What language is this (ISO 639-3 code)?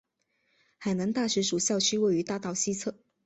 zho